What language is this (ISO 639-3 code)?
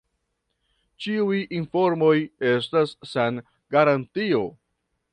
epo